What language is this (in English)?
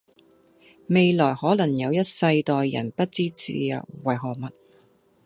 Cantonese